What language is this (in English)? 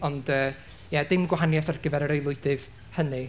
Welsh